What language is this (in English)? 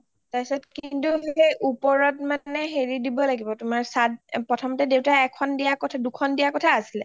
Assamese